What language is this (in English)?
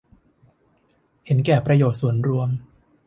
Thai